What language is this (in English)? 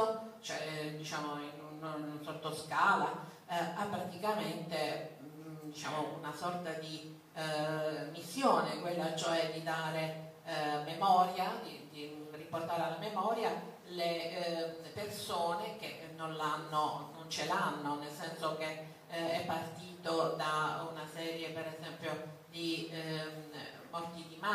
Italian